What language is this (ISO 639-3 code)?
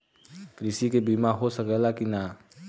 bho